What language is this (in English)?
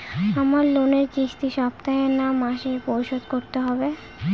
Bangla